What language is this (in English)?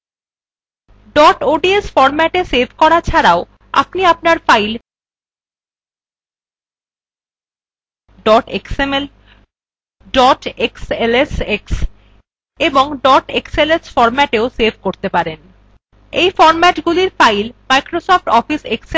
Bangla